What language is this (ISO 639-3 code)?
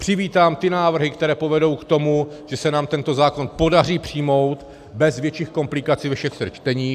ces